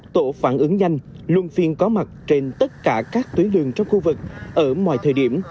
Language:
Vietnamese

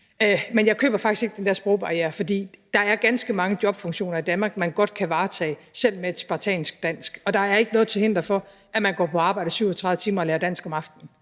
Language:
Danish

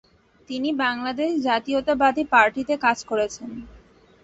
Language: Bangla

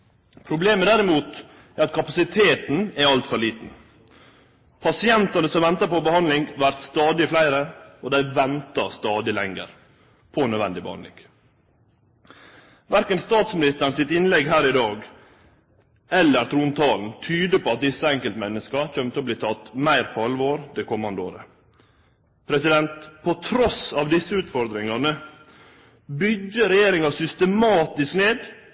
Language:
Norwegian Nynorsk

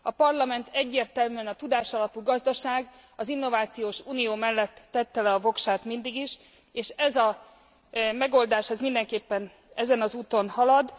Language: Hungarian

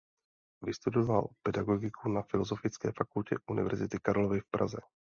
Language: Czech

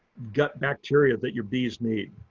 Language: English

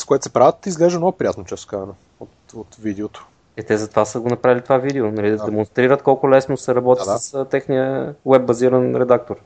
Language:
Bulgarian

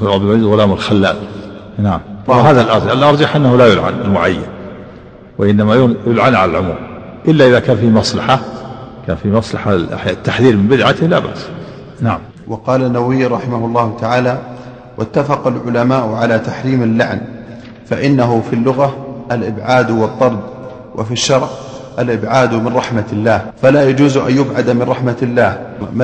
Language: Arabic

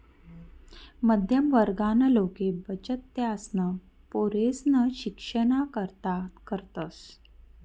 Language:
Marathi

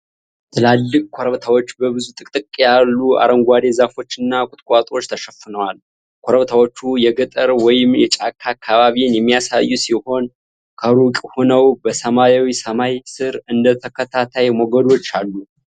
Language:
Amharic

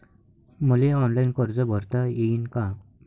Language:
Marathi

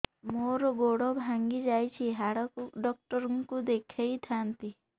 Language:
Odia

